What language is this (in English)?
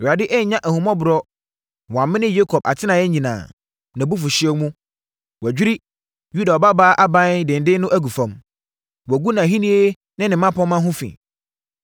Akan